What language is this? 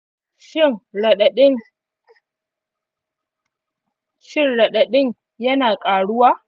Hausa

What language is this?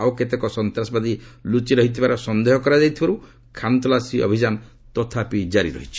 Odia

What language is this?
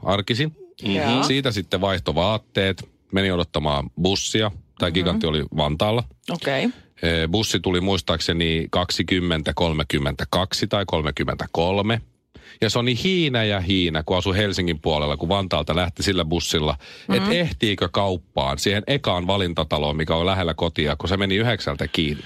Finnish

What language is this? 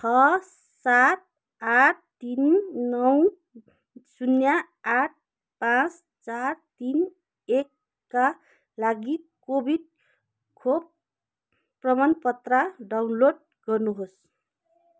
Nepali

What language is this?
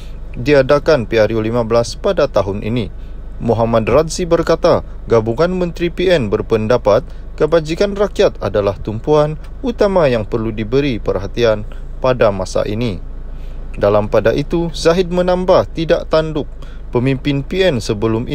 Malay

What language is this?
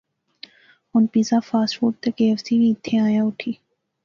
Pahari-Potwari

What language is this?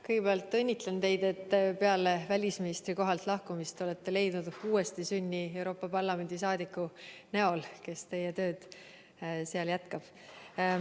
Estonian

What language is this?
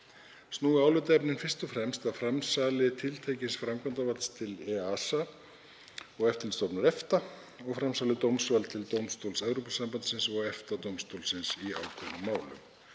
Icelandic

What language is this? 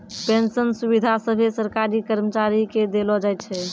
Maithili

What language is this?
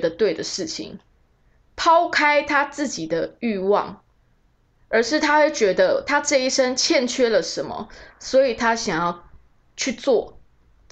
Chinese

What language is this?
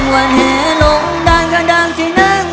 Thai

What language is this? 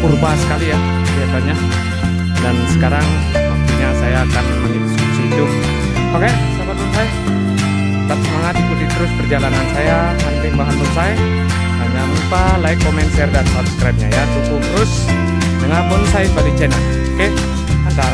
Indonesian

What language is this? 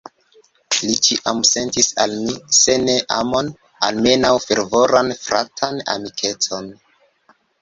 Esperanto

